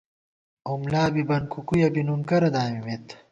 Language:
Gawar-Bati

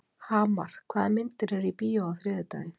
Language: Icelandic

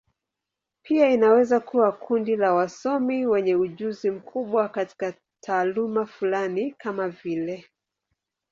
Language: Swahili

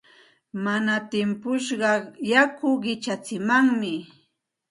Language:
Santa Ana de Tusi Pasco Quechua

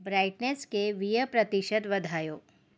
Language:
Sindhi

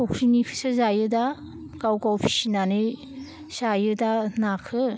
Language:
Bodo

